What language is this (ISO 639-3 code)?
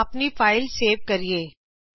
pan